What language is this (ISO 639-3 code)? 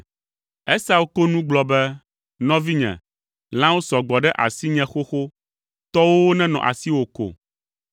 ewe